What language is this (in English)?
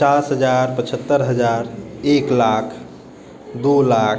Maithili